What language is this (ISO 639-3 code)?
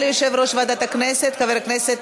heb